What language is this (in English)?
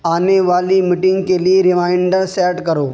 Urdu